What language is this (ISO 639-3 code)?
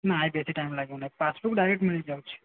ori